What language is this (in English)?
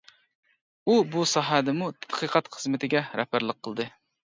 Uyghur